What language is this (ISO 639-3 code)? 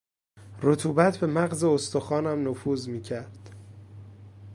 fas